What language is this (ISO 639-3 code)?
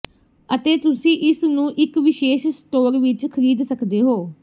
pan